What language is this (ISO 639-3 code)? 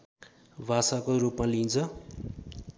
nep